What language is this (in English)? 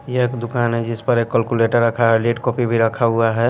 Hindi